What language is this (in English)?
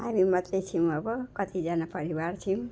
Nepali